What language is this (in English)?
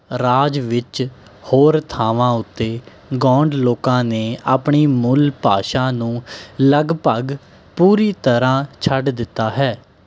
Punjabi